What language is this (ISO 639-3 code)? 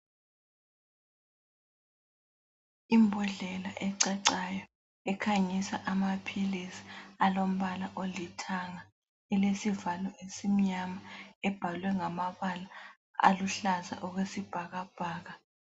nde